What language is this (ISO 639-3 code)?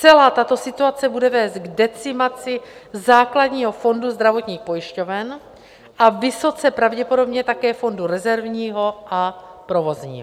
ces